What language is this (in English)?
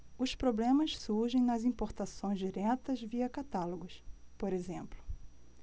Portuguese